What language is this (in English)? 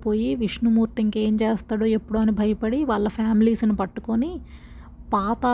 Telugu